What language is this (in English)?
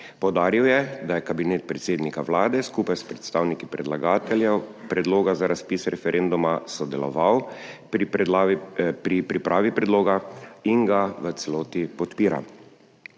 Slovenian